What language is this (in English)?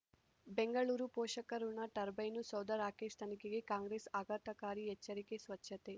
Kannada